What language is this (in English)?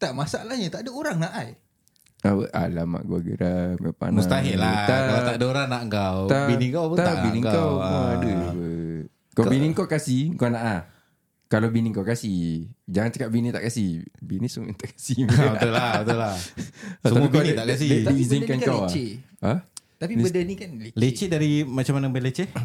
Malay